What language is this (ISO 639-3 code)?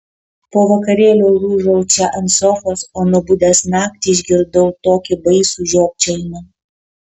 lit